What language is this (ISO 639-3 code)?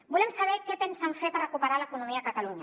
cat